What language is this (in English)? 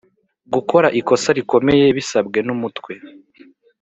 Kinyarwanda